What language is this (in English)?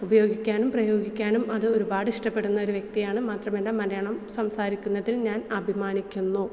Malayalam